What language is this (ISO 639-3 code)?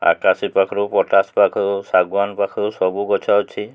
ori